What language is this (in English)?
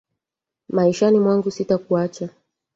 Swahili